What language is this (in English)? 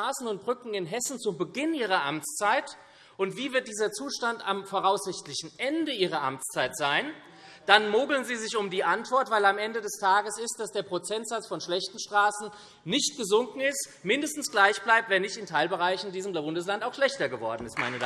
German